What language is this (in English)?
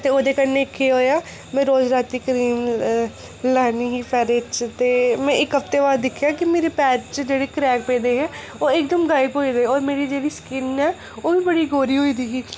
Dogri